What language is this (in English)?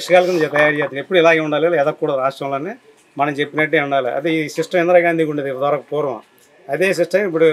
Telugu